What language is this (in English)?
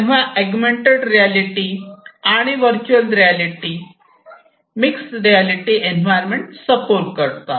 Marathi